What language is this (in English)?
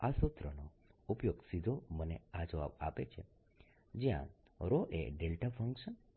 Gujarati